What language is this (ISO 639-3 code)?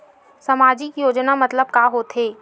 hne